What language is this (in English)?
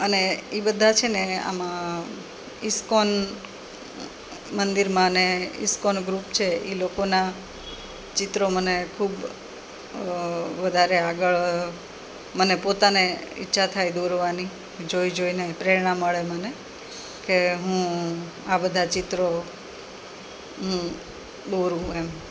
Gujarati